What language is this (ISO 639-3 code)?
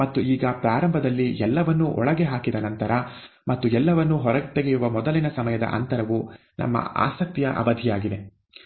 kan